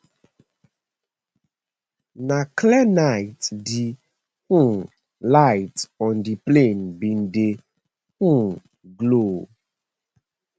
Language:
Nigerian Pidgin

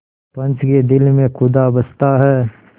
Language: Hindi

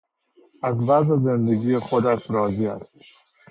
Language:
Persian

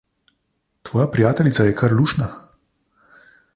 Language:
Slovenian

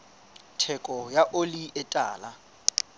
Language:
Southern Sotho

